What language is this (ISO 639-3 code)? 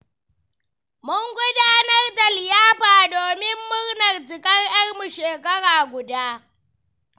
hau